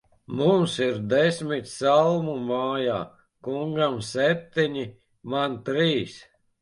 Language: Latvian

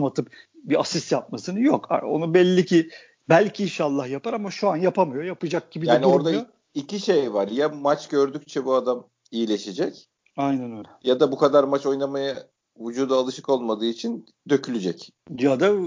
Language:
Turkish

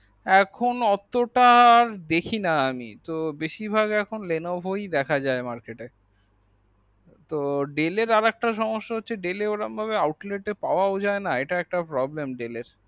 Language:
Bangla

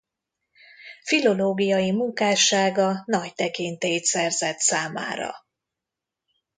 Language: Hungarian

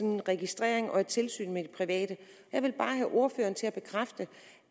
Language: Danish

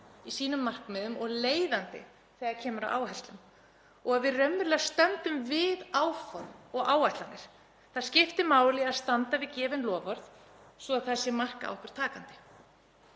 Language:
Icelandic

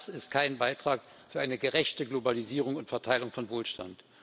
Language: German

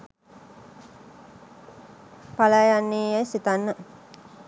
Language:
Sinhala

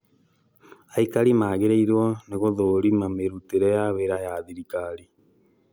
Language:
Kikuyu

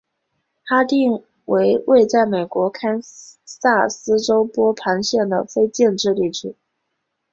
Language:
Chinese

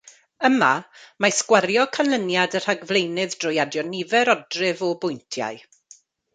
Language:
Welsh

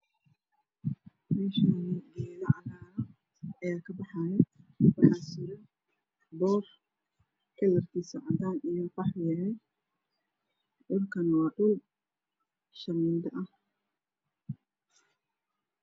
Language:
Somali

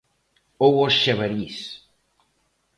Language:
Galician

